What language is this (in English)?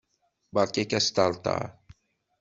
Kabyle